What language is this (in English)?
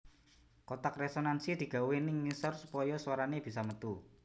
Javanese